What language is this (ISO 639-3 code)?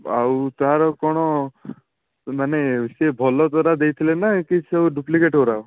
ori